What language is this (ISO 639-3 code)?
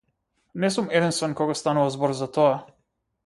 mkd